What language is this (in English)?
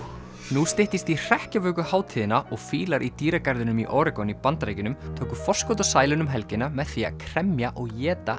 Icelandic